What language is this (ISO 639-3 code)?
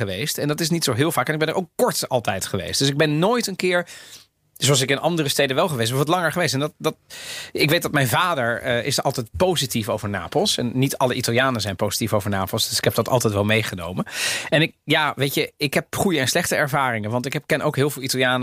nld